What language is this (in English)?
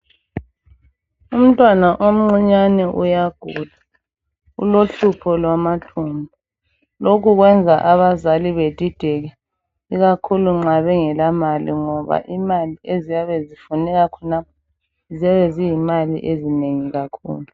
North Ndebele